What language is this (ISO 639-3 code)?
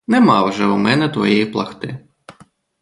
ukr